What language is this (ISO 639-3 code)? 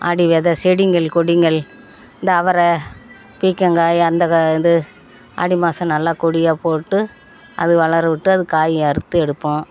tam